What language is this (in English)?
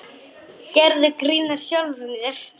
Icelandic